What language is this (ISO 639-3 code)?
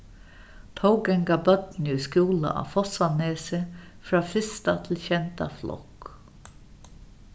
fao